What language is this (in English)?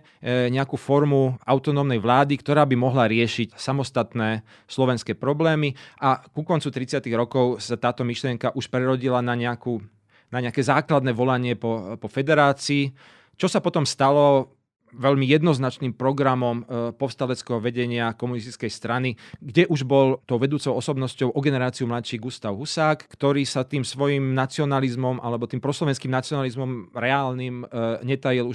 Slovak